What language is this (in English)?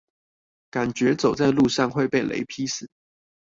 Chinese